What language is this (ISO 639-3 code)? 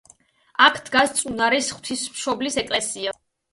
kat